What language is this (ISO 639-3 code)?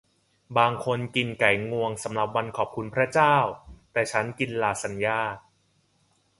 tha